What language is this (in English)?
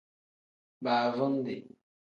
Tem